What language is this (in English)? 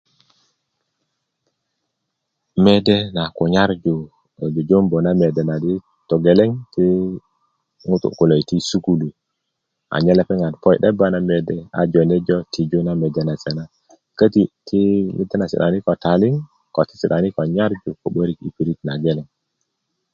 Kuku